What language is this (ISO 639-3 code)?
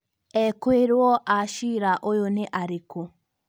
kik